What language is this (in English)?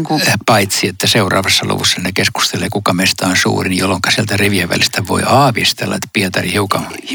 Finnish